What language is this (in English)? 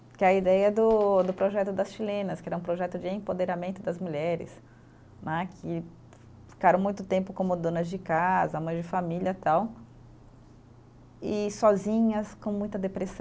Portuguese